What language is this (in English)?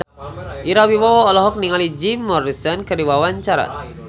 Sundanese